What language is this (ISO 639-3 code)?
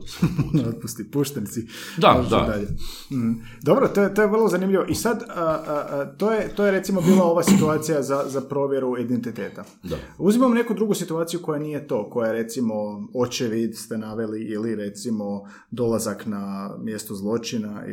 hrv